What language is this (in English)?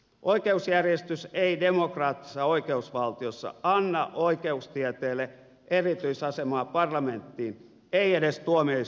Finnish